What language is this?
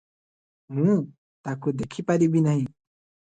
Odia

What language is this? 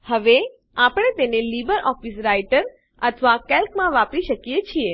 Gujarati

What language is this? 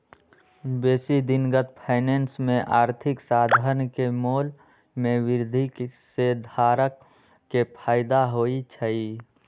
Magahi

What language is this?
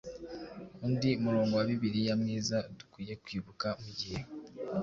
Kinyarwanda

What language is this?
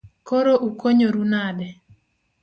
Luo (Kenya and Tanzania)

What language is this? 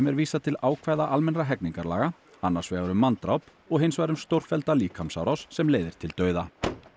Icelandic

